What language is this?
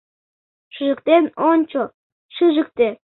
Mari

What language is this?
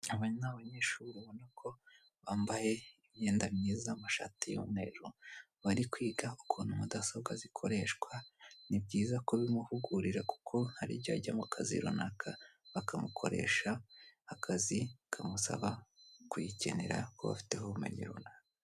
Kinyarwanda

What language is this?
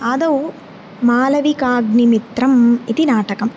Sanskrit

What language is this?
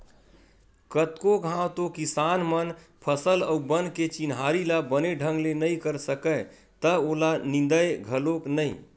Chhattisgarhi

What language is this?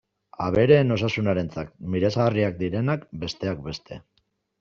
Basque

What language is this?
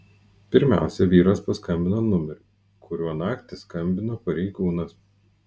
Lithuanian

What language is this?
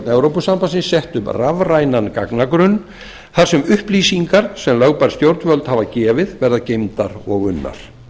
Icelandic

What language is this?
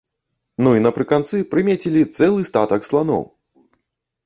Belarusian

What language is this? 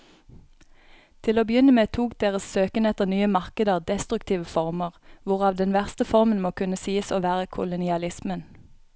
Norwegian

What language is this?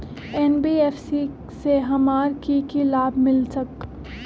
Magahi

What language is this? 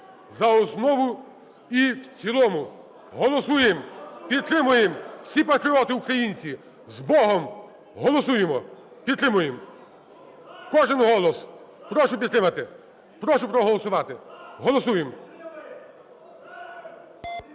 Ukrainian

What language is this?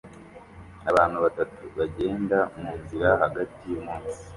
Kinyarwanda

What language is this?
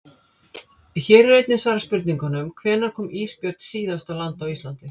Icelandic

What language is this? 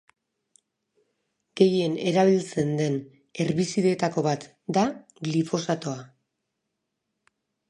Basque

